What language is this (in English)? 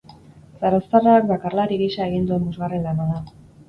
Basque